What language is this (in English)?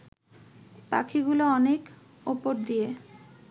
Bangla